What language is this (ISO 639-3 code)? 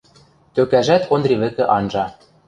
mrj